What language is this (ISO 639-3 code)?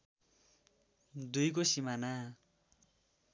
nep